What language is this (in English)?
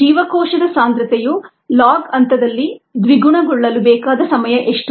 Kannada